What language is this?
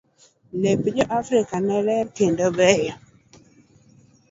Luo (Kenya and Tanzania)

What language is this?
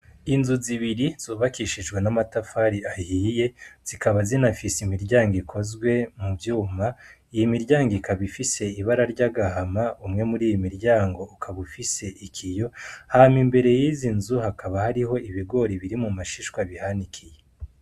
Rundi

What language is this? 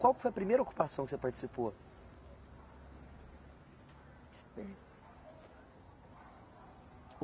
Portuguese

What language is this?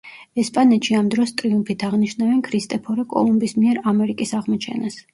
Georgian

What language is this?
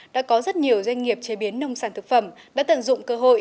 Vietnamese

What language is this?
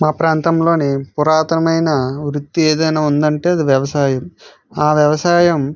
Telugu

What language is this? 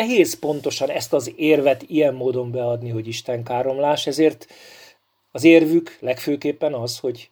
Hungarian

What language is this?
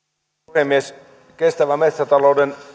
Finnish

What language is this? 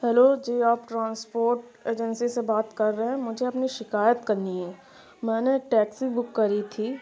Urdu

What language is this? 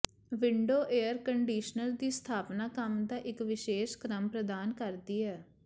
Punjabi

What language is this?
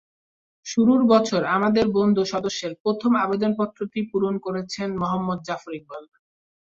Bangla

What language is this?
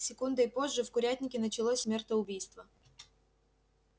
Russian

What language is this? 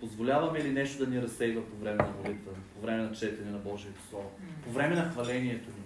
Bulgarian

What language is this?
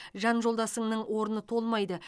Kazakh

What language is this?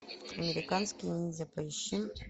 Russian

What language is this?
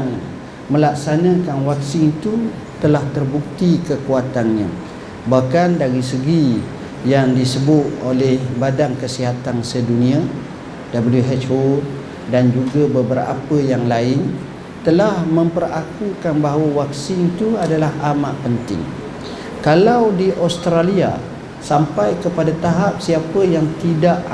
Malay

